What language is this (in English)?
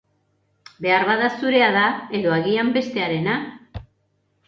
Basque